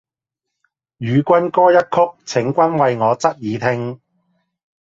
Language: Cantonese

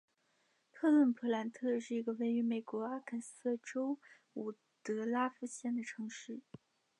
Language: Chinese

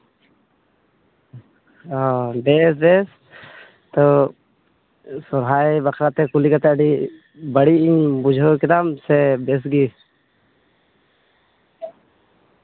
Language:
Santali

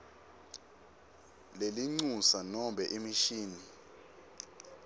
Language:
Swati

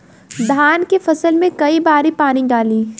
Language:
Bhojpuri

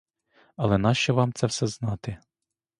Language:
Ukrainian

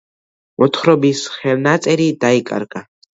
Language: Georgian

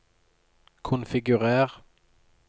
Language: Norwegian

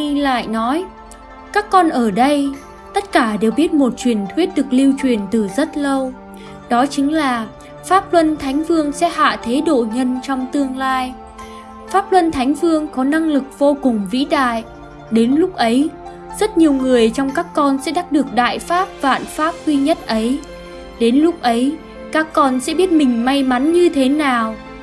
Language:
Vietnamese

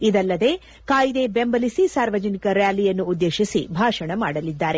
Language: Kannada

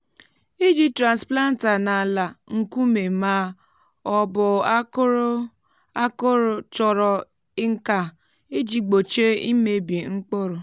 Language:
Igbo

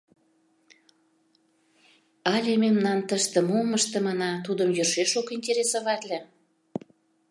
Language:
Mari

